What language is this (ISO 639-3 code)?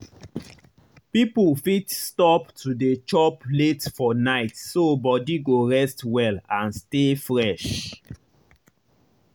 pcm